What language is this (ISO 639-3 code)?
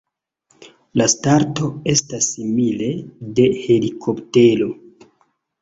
epo